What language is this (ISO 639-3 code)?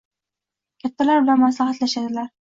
uzb